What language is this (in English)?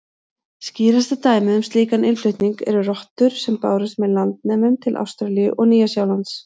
Icelandic